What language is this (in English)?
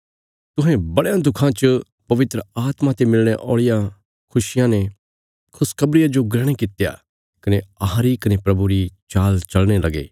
Bilaspuri